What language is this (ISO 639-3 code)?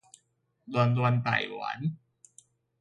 nan